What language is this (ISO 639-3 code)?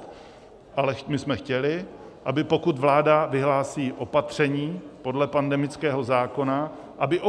ces